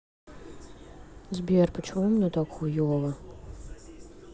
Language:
Russian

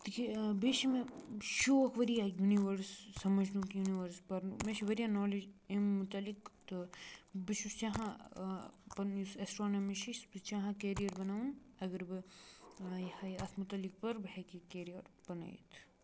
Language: Kashmiri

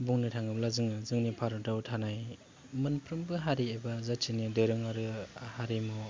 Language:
Bodo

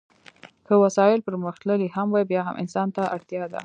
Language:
Pashto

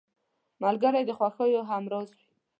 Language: Pashto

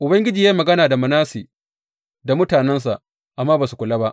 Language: Hausa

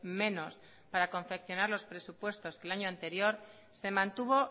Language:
Spanish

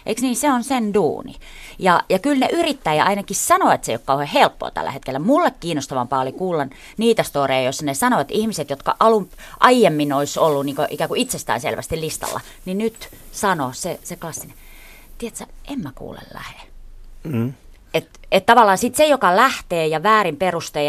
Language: Finnish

